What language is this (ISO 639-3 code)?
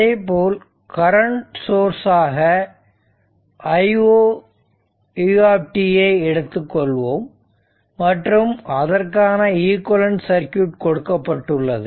tam